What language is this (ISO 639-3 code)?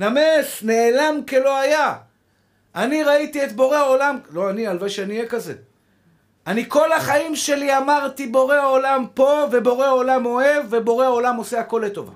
heb